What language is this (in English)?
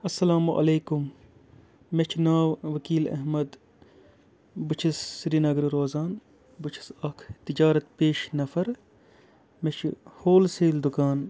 Kashmiri